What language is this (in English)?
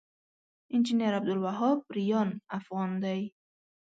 Pashto